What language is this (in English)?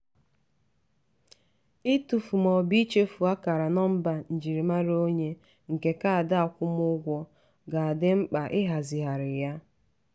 Igbo